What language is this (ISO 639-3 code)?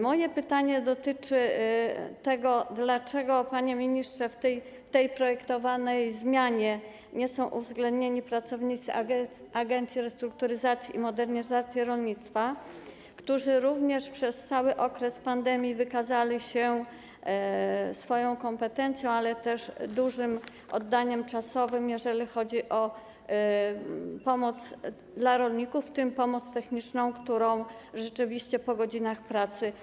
pol